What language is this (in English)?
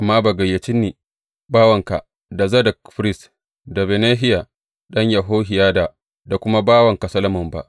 Hausa